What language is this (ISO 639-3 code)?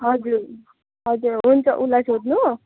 nep